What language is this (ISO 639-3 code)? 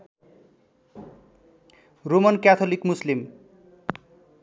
nep